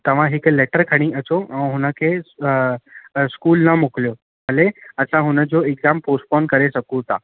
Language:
Sindhi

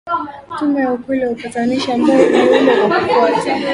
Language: Swahili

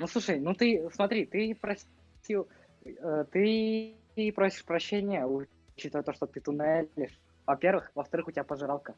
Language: Russian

